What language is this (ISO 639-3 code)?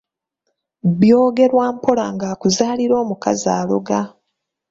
lug